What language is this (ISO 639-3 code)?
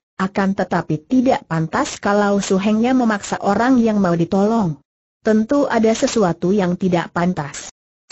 ind